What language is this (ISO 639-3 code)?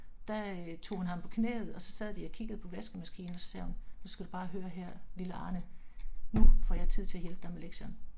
dan